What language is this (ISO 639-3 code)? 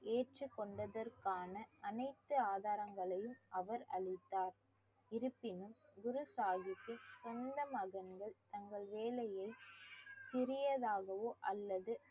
tam